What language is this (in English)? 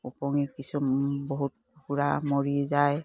Assamese